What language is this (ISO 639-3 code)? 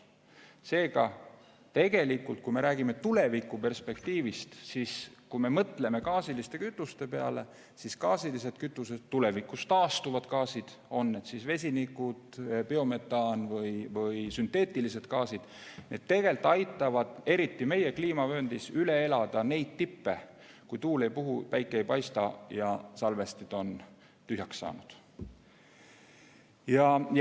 est